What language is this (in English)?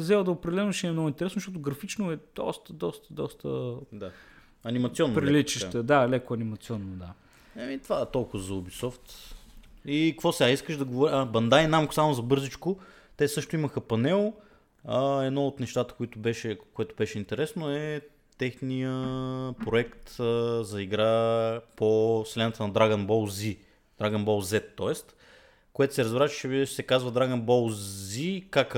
Bulgarian